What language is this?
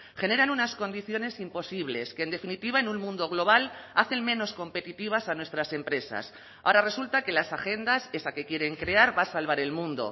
Spanish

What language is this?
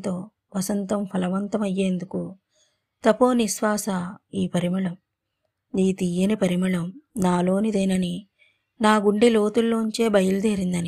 Telugu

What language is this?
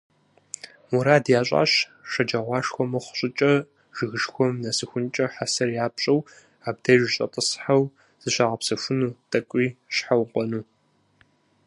Kabardian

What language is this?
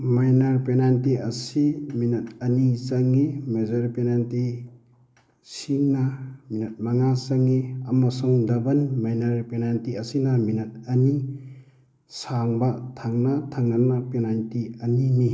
Manipuri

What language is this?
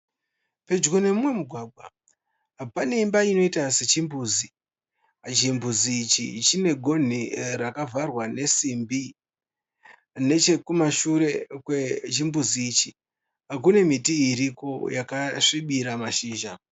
Shona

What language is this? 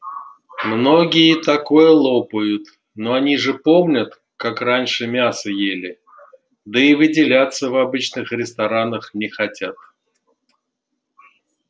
Russian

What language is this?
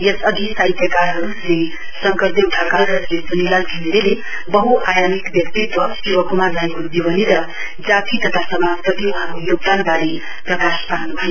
Nepali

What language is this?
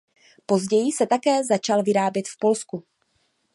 Czech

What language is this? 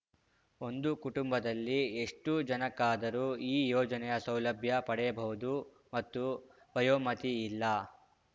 Kannada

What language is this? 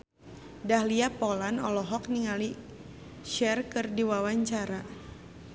Sundanese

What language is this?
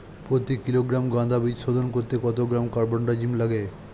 Bangla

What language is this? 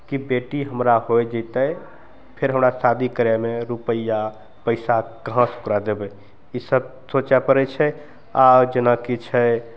Maithili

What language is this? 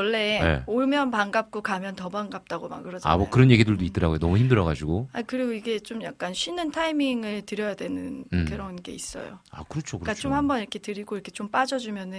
Korean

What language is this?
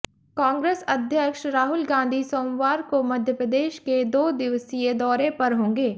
Hindi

